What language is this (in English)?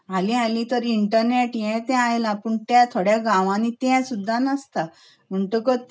Konkani